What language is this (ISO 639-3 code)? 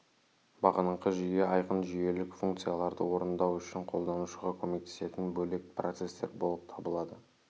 kaz